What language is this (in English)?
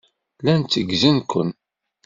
Kabyle